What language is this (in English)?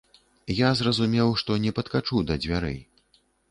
Belarusian